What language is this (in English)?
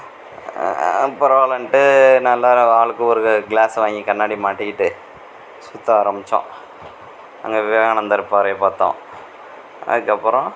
Tamil